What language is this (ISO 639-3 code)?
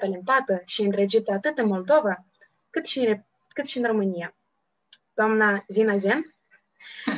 ron